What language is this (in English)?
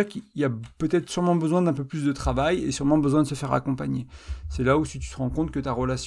French